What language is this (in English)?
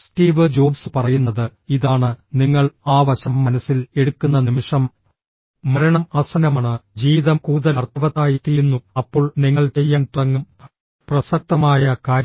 Malayalam